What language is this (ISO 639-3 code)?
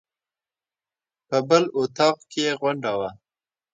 pus